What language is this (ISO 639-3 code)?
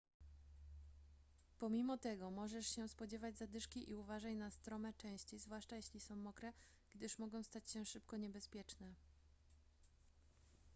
pol